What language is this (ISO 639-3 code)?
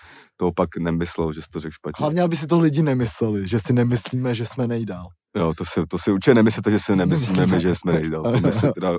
ces